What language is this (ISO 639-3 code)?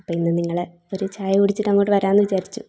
mal